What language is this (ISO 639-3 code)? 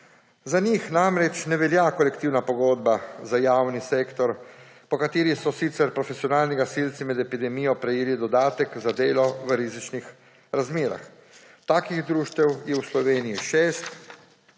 slv